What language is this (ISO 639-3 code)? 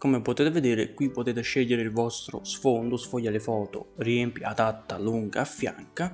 ita